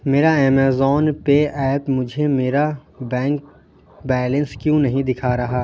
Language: Urdu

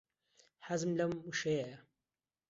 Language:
Central Kurdish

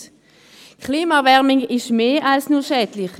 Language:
Swiss German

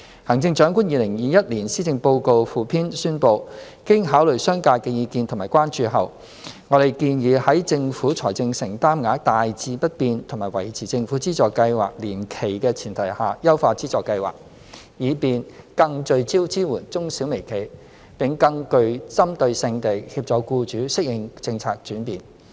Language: Cantonese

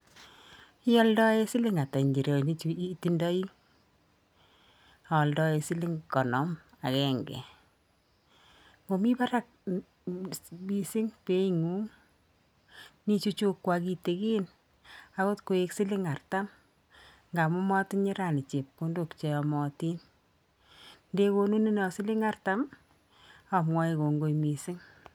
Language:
Kalenjin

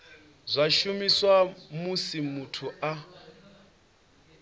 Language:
Venda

